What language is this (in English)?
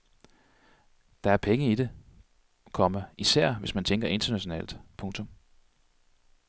Danish